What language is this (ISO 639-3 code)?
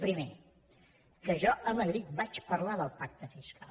cat